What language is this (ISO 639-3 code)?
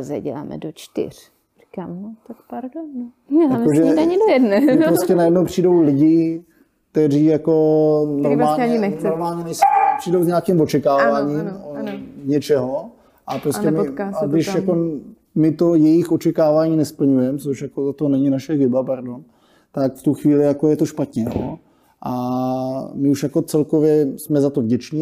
ces